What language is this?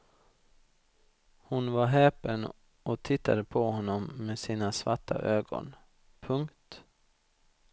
Swedish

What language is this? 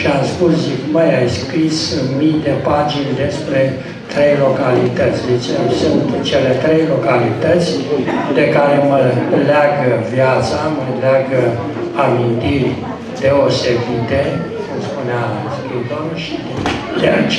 Romanian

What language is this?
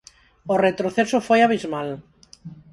Galician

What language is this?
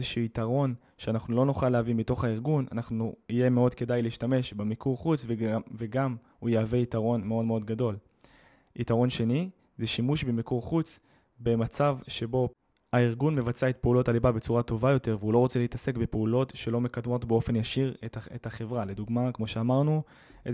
Hebrew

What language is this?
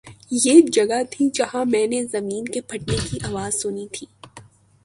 Urdu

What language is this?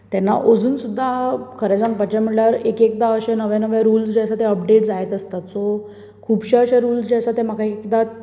Konkani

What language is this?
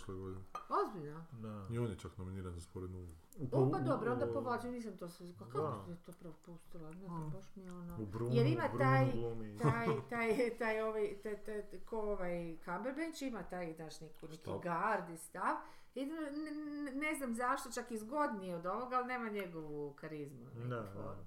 Croatian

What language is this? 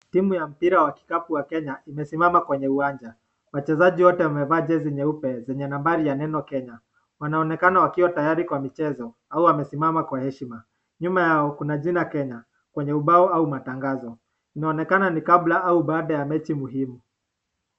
Swahili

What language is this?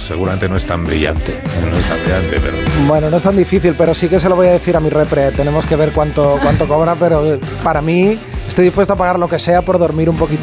Spanish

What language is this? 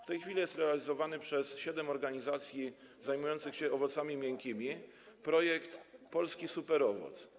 Polish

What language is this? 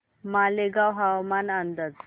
Marathi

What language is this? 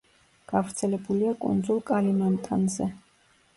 Georgian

